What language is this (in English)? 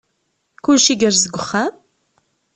Kabyle